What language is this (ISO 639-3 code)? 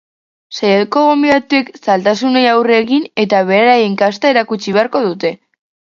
eus